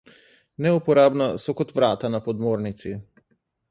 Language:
Slovenian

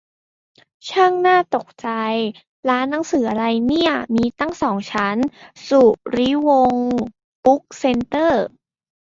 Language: Thai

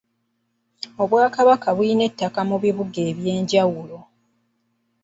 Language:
Ganda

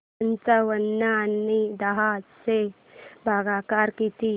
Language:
Marathi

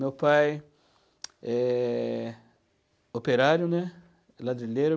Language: Portuguese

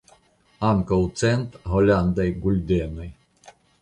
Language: Esperanto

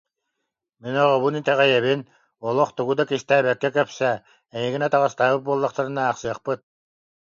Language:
Yakut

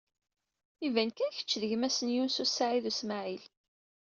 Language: Kabyle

